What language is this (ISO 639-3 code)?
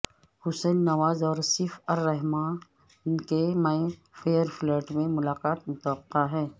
urd